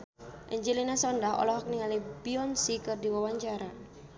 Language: Sundanese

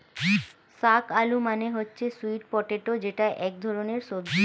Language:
Bangla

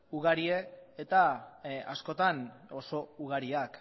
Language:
Basque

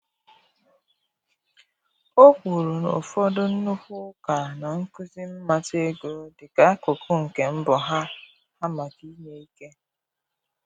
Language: Igbo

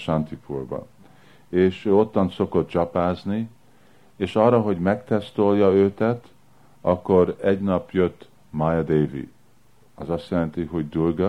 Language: Hungarian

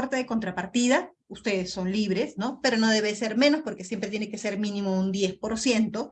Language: Spanish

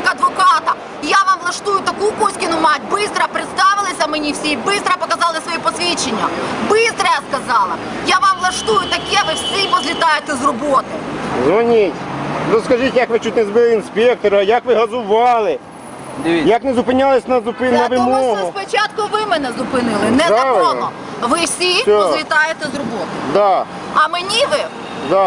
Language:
Ukrainian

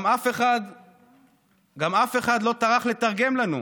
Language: Hebrew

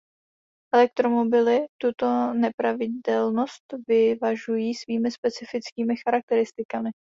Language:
Czech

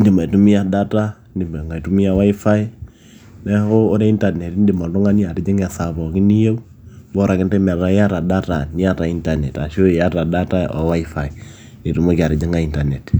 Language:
Masai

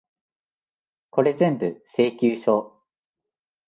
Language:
Japanese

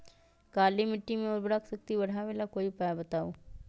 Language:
Magahi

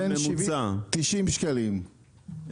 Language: Hebrew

